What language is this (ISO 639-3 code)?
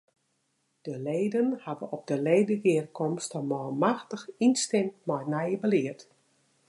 fry